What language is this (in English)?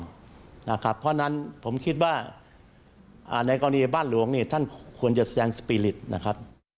Thai